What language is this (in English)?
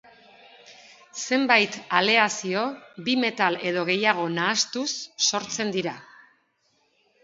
Basque